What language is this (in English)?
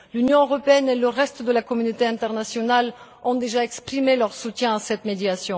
French